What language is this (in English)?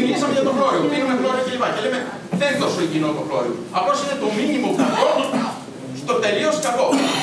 Greek